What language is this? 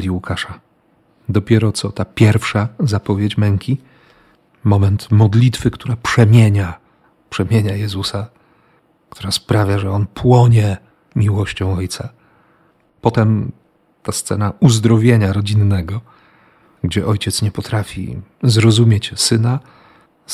Polish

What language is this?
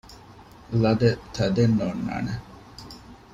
Divehi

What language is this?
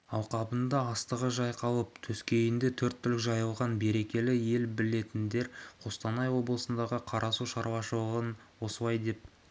Kazakh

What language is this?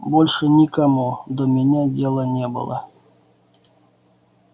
Russian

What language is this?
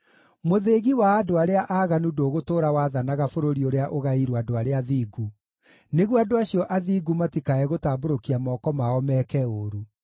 Kikuyu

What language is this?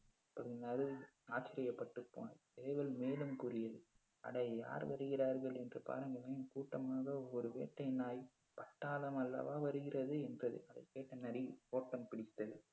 Tamil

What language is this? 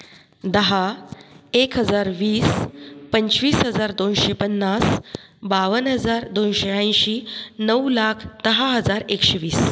Marathi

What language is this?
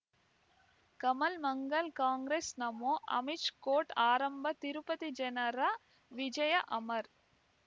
Kannada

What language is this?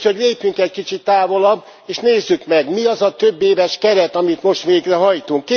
Hungarian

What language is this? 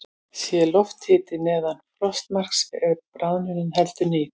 Icelandic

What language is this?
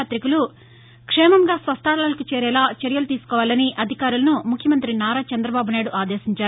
Telugu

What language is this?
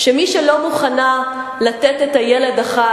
Hebrew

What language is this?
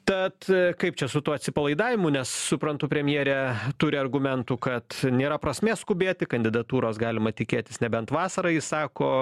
Lithuanian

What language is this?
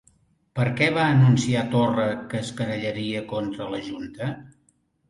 Catalan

